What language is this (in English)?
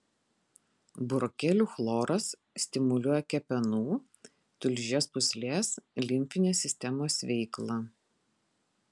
Lithuanian